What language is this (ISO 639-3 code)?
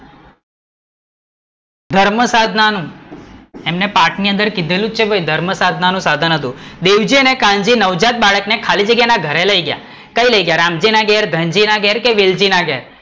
guj